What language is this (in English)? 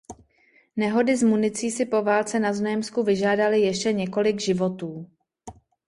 Czech